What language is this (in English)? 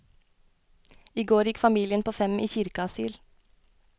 Norwegian